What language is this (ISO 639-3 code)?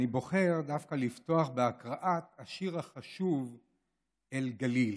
heb